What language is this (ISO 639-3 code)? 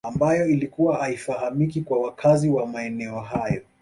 swa